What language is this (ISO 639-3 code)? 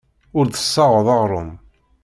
kab